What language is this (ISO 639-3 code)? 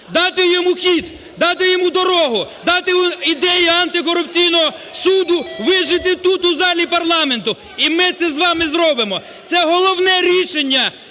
ukr